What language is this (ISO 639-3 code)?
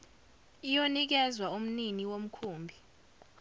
zul